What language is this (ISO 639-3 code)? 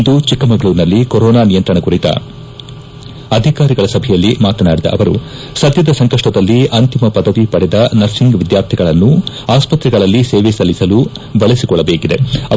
kan